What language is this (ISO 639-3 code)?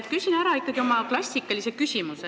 est